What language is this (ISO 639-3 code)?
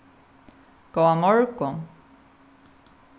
fao